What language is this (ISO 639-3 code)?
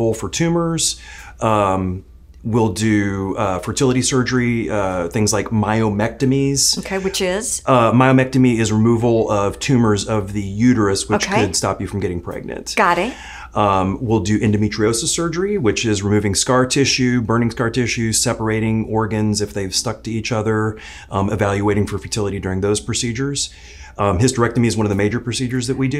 eng